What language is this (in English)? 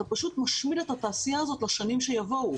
Hebrew